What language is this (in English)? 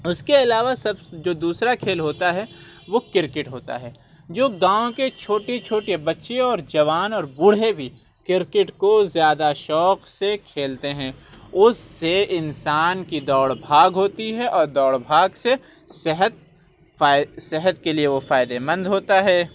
Urdu